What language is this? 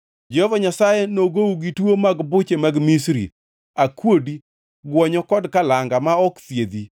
Luo (Kenya and Tanzania)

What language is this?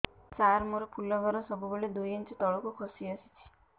Odia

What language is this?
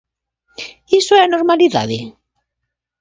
Galician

